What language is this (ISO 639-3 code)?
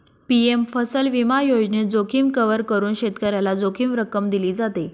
mar